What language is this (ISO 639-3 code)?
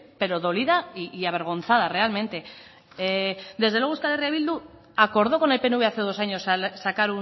spa